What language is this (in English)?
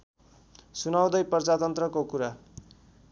Nepali